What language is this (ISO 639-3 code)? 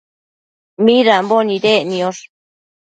mcf